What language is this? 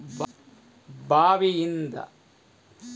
Kannada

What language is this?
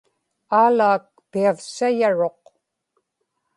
Inupiaq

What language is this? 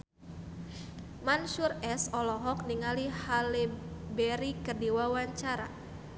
Sundanese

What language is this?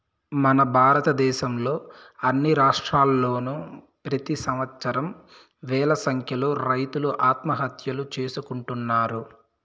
Telugu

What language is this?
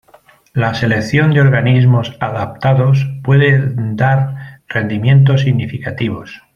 Spanish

